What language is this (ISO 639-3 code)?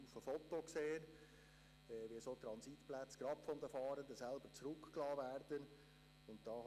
gsw